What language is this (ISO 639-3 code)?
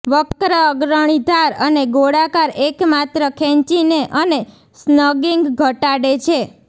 guj